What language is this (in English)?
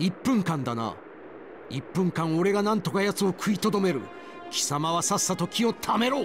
Japanese